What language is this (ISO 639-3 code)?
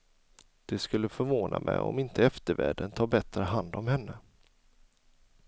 swe